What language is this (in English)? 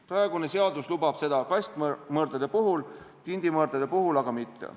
Estonian